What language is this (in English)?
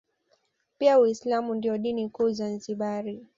Swahili